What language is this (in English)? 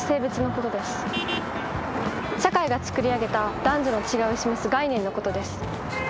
Japanese